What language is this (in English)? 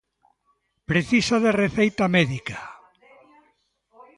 Galician